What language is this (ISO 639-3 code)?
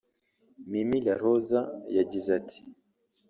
kin